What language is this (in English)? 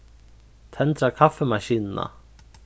Faroese